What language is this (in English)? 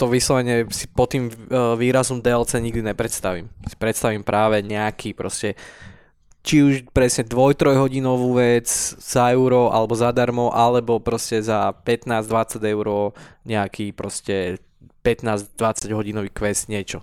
Slovak